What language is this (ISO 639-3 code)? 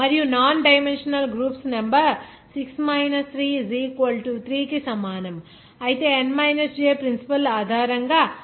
tel